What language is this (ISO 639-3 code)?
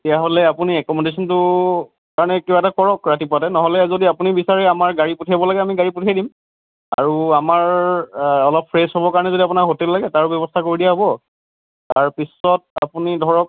asm